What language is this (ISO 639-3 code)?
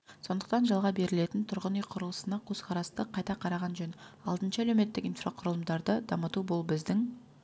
kaz